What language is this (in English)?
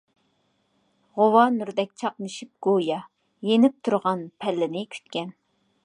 Uyghur